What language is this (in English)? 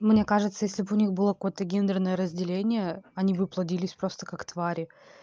Russian